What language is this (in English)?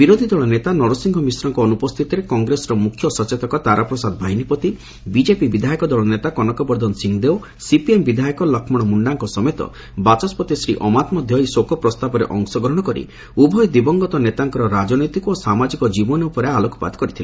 Odia